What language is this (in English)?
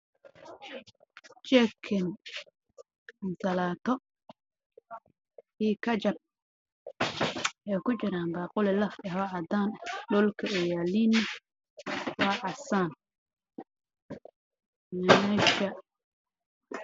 Somali